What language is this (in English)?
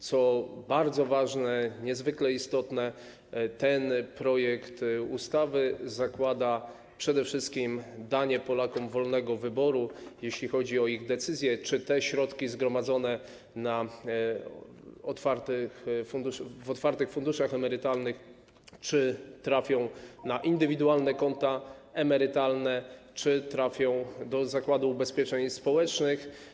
Polish